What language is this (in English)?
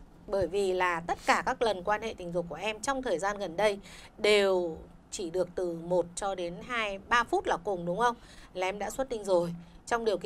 Vietnamese